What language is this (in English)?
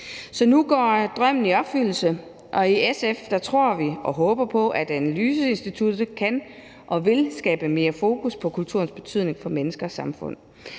Danish